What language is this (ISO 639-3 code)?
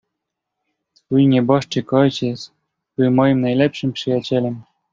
pol